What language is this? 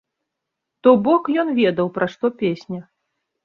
Belarusian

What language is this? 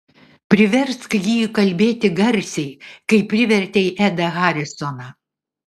Lithuanian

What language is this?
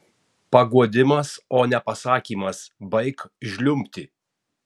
Lithuanian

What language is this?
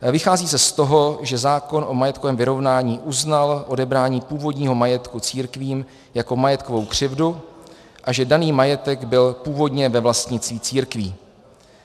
Czech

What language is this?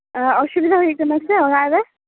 Santali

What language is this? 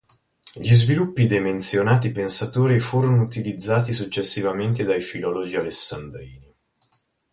Italian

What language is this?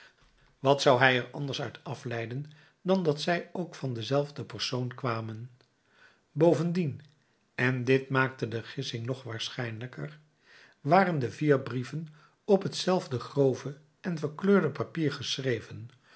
Dutch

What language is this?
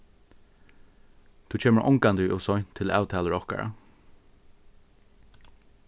Faroese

